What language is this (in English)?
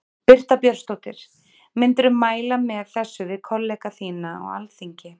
Icelandic